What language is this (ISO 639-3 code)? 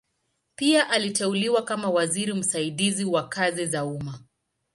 swa